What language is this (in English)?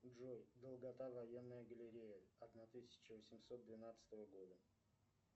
Russian